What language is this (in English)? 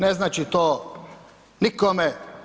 Croatian